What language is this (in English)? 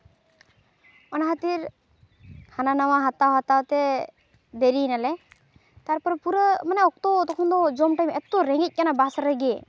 Santali